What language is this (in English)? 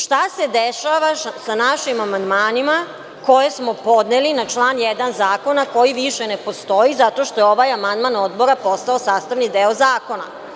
Serbian